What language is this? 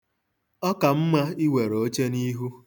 Igbo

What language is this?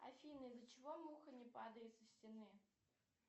Russian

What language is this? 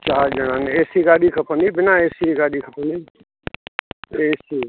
Sindhi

